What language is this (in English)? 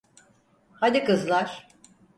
Turkish